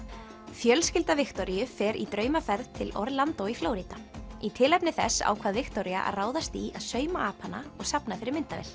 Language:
Icelandic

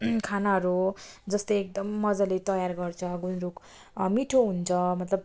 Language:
Nepali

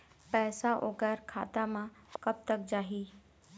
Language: Chhattisgarhi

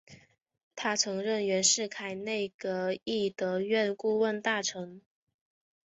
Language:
Chinese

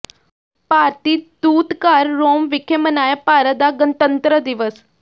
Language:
Punjabi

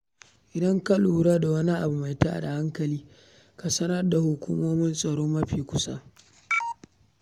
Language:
Hausa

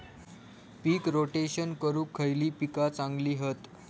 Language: Marathi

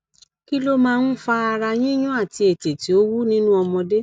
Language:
Yoruba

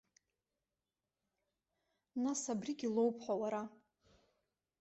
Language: Abkhazian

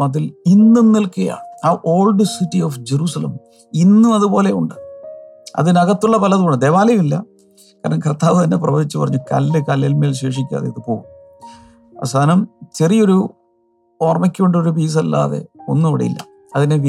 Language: Malayalam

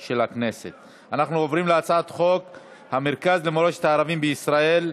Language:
Hebrew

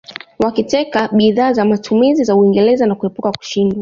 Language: Swahili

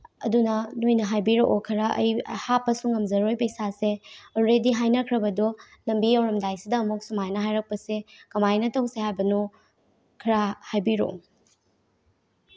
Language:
Manipuri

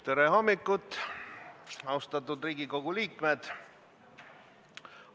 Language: Estonian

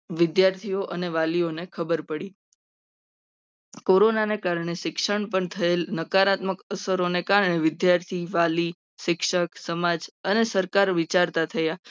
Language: Gujarati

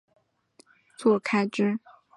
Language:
Chinese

